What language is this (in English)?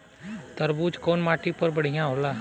Bhojpuri